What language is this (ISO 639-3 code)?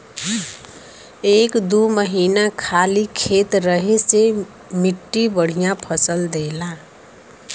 bho